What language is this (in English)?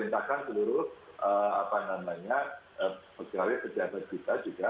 Indonesian